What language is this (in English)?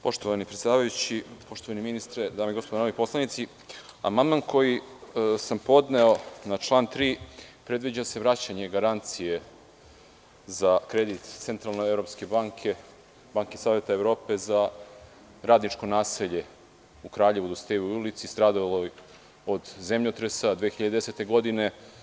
Serbian